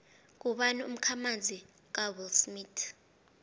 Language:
South Ndebele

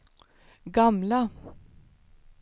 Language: Swedish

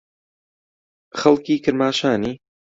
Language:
Central Kurdish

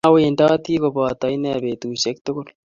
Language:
Kalenjin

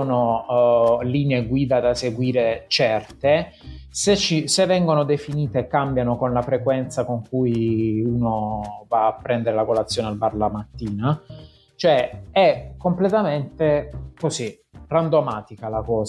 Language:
Italian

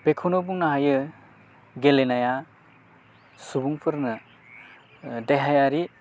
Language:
Bodo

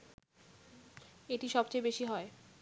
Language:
Bangla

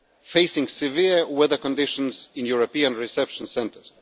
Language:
English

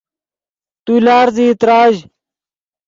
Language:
Yidgha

